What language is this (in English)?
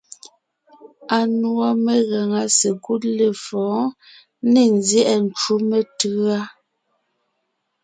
Ngiemboon